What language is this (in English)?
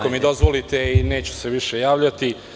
Serbian